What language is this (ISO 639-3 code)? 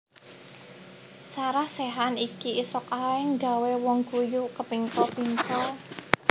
jav